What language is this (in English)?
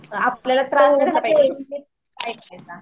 Marathi